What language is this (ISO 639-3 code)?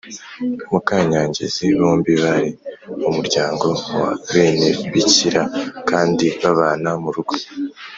kin